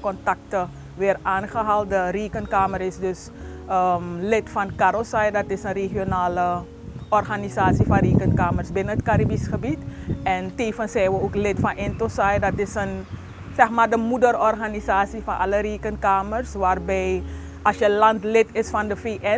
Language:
Dutch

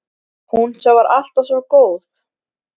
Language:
Icelandic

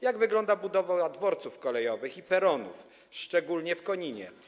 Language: Polish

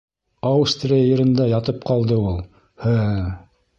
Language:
Bashkir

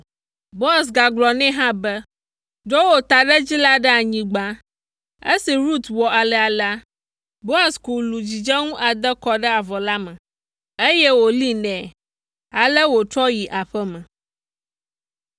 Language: Ewe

